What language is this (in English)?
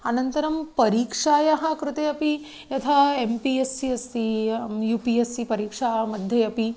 Sanskrit